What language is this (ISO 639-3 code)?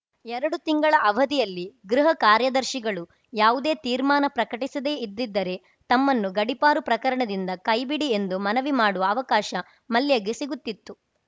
kan